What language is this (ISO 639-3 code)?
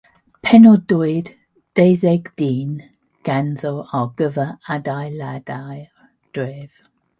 cym